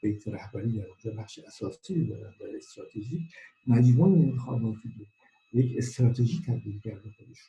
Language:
Persian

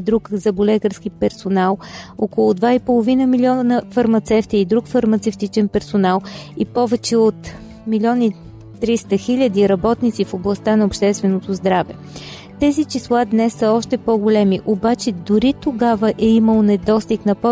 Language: Bulgarian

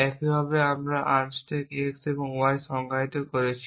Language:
Bangla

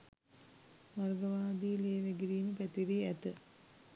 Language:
Sinhala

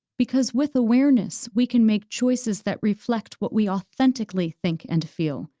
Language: English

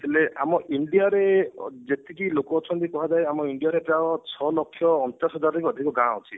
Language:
Odia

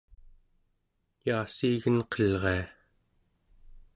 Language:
Central Yupik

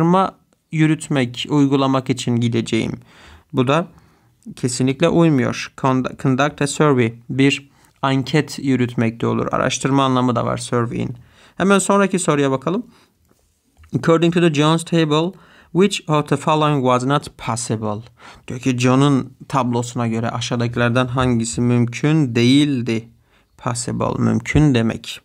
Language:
Turkish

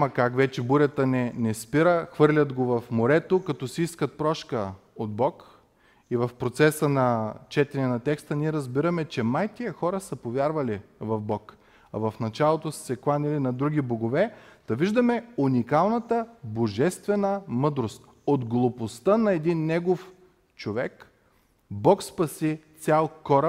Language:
Bulgarian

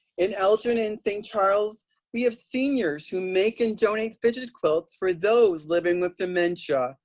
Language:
English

